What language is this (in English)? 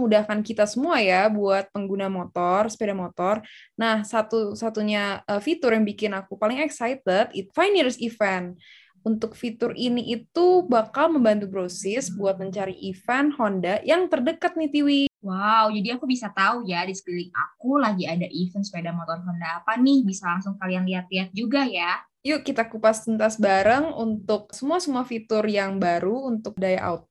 Indonesian